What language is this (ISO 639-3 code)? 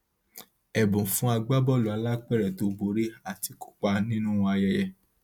yor